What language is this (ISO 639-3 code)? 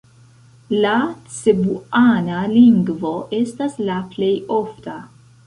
epo